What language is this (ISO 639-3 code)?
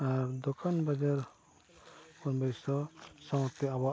sat